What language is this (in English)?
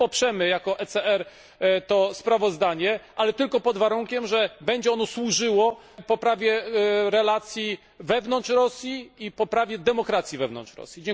Polish